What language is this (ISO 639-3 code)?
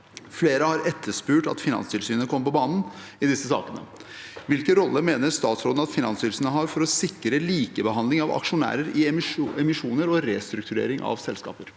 nor